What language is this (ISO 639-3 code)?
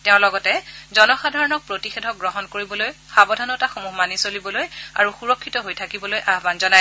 asm